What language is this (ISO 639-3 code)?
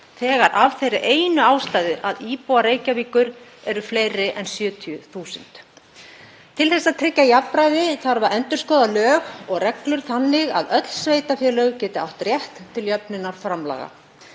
isl